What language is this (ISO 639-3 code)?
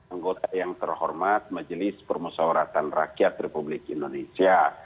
ind